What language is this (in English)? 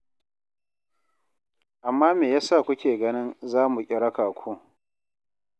Hausa